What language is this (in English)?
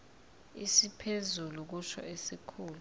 Zulu